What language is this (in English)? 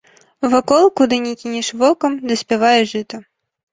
Belarusian